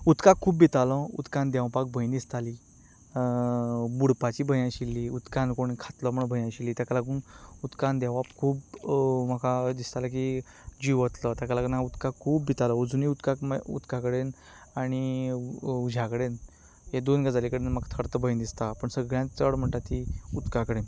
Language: Konkani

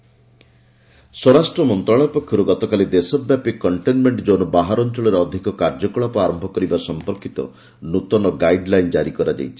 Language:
Odia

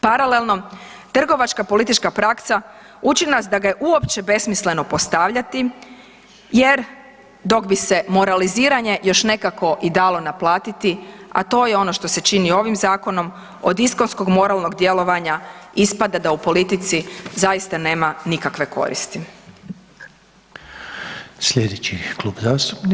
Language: Croatian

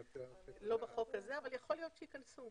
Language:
Hebrew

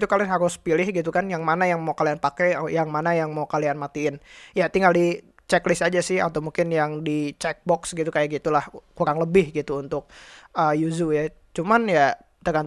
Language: Indonesian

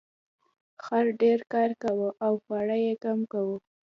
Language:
Pashto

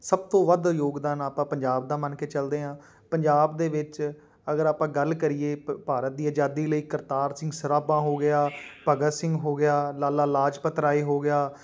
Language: Punjabi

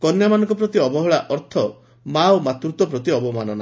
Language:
Odia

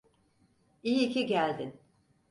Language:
Turkish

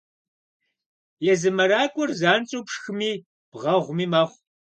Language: Kabardian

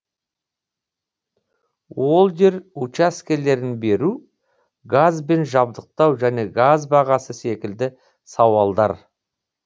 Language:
Kazakh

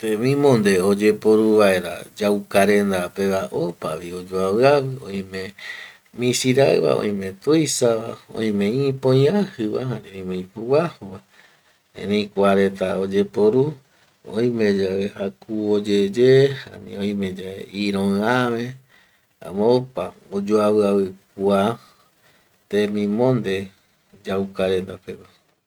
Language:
Eastern Bolivian Guaraní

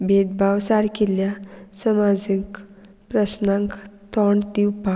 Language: Konkani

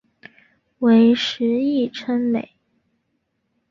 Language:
Chinese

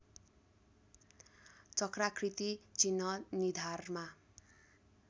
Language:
Nepali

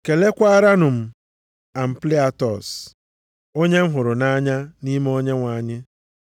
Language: Igbo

